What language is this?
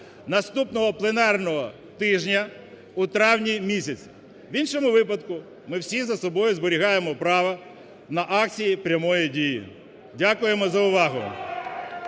Ukrainian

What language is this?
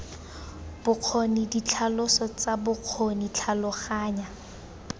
Tswana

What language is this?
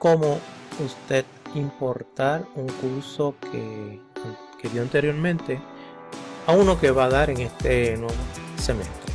Spanish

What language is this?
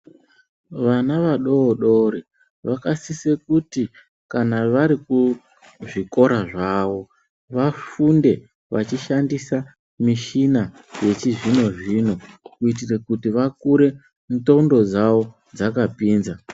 Ndau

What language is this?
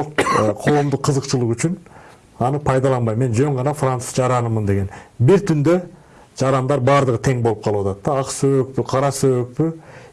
Turkish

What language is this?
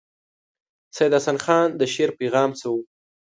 Pashto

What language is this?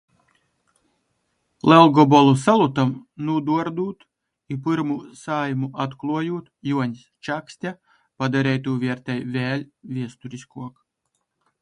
Latgalian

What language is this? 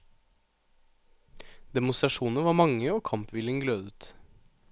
Norwegian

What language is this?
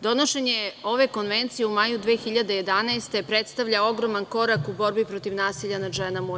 Serbian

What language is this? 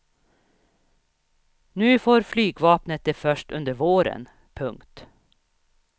Swedish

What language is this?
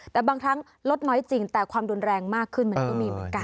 Thai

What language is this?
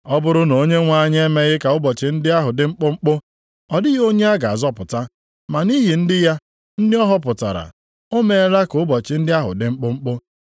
Igbo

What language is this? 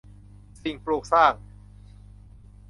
Thai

